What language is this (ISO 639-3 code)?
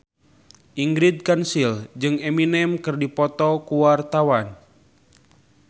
sun